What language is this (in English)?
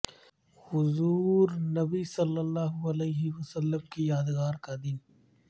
Urdu